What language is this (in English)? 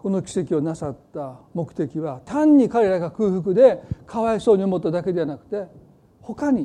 Japanese